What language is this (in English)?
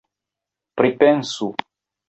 Esperanto